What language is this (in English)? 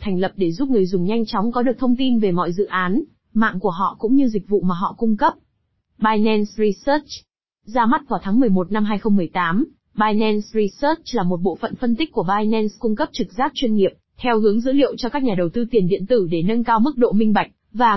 Vietnamese